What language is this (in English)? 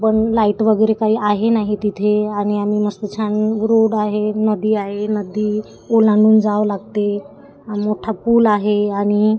Marathi